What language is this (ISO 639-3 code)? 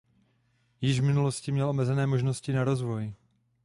ces